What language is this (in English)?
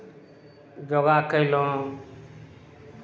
Maithili